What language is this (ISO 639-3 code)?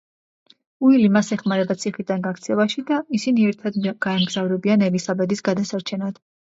kat